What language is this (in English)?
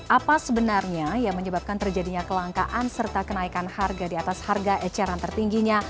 Indonesian